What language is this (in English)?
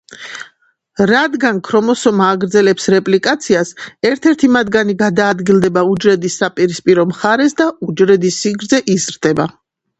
Georgian